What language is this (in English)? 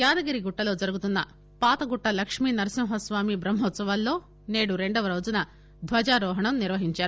Telugu